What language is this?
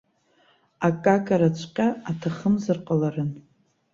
Abkhazian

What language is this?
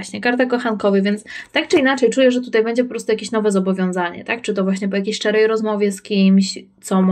Polish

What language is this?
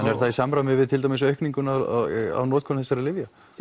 Icelandic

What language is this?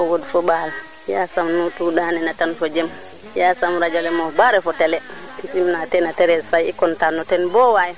Serer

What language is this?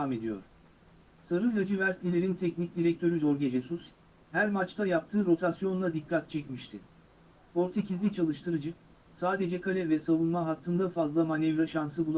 Turkish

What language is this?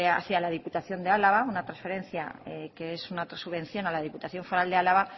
Spanish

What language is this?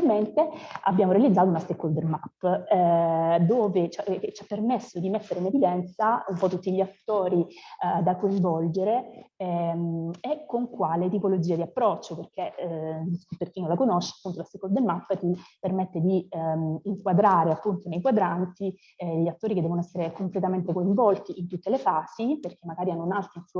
Italian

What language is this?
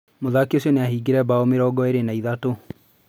Kikuyu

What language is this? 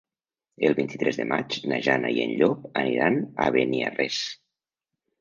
Catalan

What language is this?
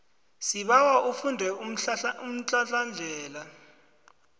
South Ndebele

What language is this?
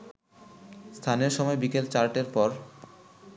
Bangla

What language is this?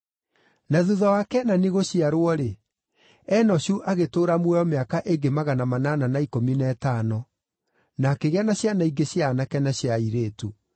Kikuyu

